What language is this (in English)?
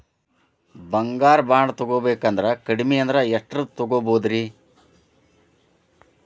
Kannada